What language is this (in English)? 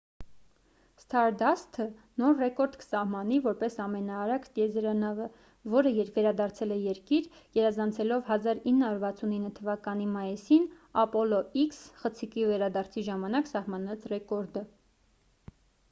Armenian